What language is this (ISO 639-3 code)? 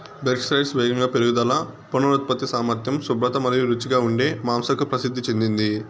tel